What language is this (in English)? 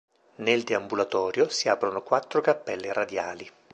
Italian